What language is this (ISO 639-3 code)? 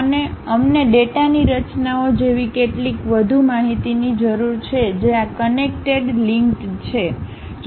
guj